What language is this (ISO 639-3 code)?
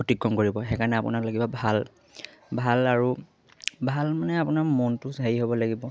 asm